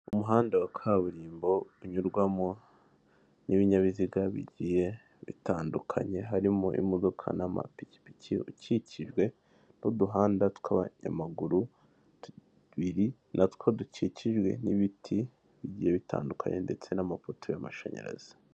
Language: Kinyarwanda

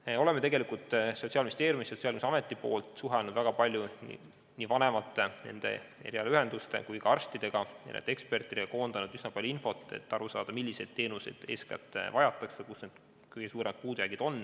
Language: Estonian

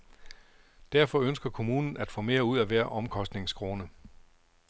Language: Danish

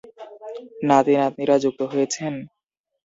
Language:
Bangla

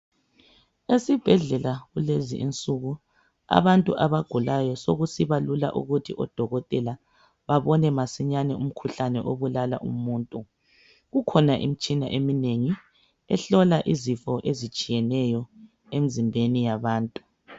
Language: North Ndebele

